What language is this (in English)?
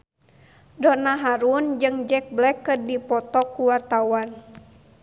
Sundanese